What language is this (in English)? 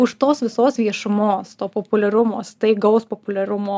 Lithuanian